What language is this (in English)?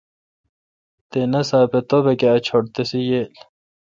Kalkoti